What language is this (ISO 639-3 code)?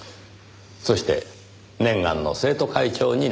jpn